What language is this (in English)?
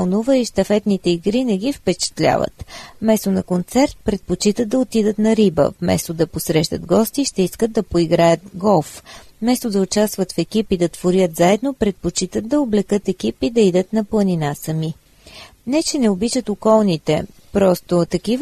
Bulgarian